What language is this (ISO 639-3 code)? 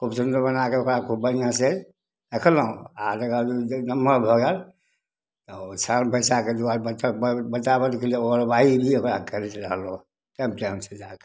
mai